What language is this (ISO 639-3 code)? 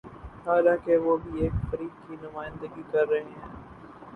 urd